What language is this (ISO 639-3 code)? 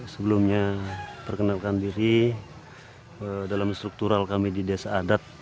ind